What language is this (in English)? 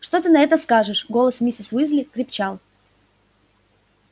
Russian